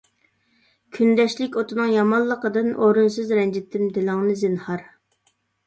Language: Uyghur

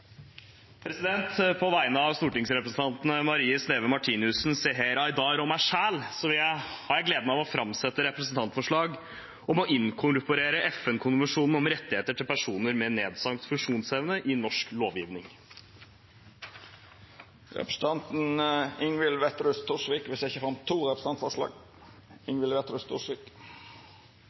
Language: Norwegian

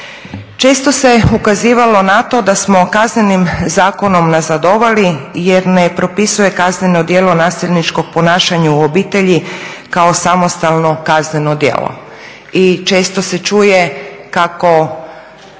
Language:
Croatian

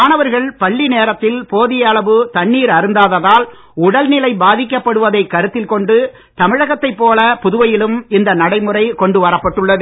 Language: Tamil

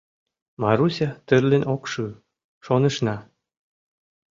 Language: Mari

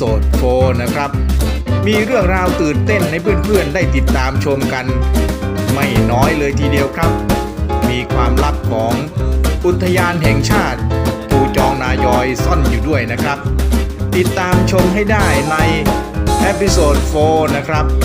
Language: Thai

